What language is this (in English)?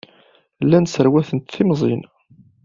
Kabyle